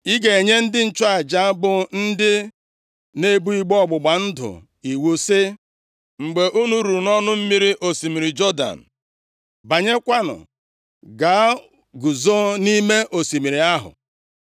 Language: Igbo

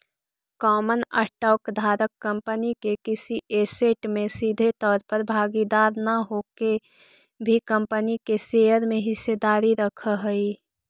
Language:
Magahi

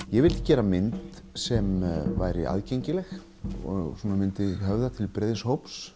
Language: Icelandic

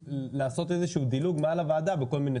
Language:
Hebrew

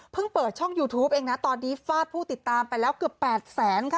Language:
Thai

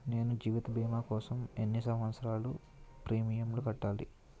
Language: Telugu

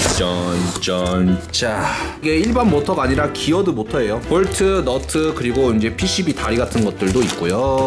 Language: Korean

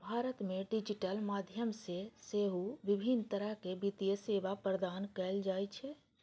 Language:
Maithili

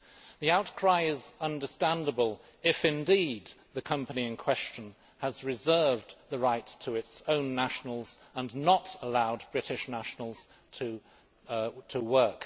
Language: English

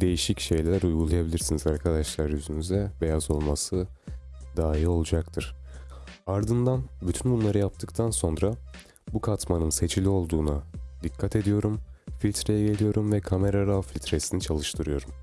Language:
Turkish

